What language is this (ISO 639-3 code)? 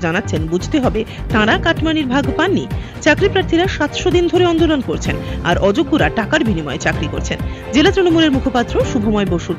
ron